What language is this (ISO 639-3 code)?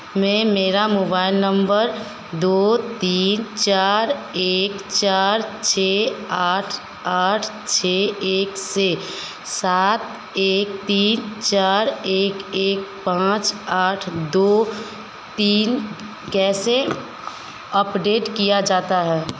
hin